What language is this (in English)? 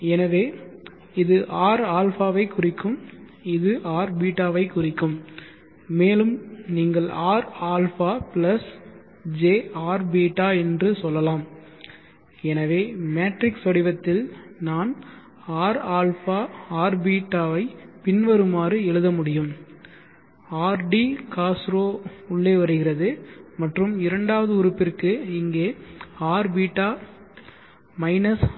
Tamil